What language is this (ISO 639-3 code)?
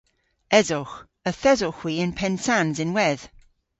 cor